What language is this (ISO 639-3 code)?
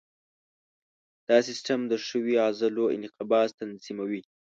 pus